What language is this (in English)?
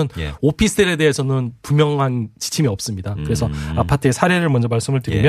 Korean